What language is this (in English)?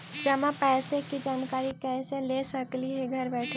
Magahi